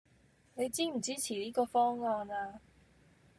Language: Cantonese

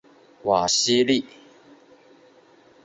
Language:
Chinese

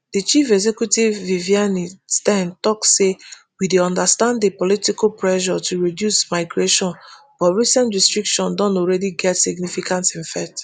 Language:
Nigerian Pidgin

